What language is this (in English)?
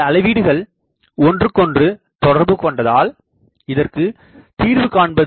Tamil